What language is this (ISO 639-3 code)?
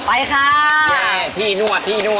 tha